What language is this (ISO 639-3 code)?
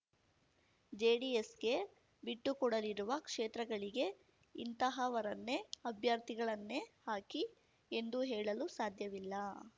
kan